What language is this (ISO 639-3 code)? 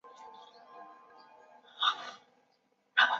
zho